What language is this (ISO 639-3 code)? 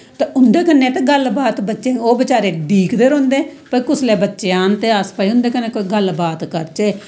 doi